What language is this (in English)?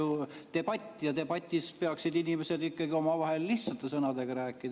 Estonian